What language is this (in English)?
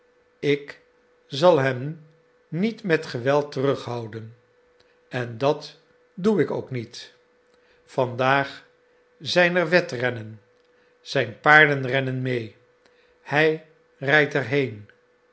Dutch